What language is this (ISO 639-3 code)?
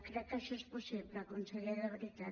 cat